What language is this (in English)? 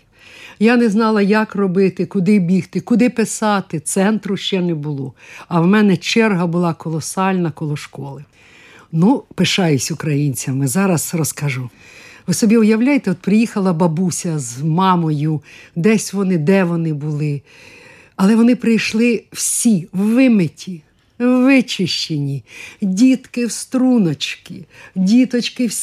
Ukrainian